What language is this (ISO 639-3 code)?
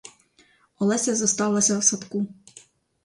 ukr